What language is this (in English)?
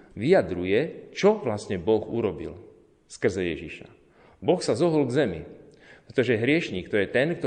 Slovak